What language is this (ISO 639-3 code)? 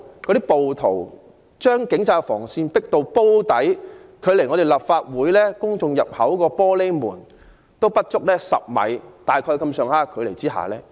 yue